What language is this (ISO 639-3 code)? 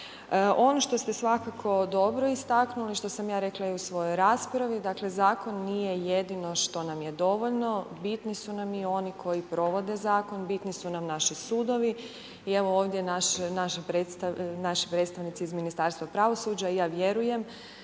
hrv